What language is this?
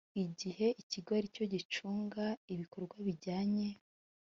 Kinyarwanda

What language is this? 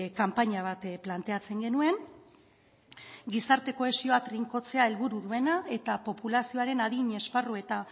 Basque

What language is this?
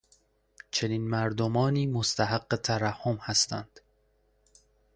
Persian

